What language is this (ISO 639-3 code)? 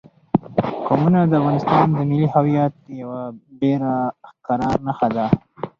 pus